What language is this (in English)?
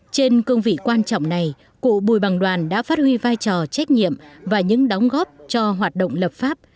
Vietnamese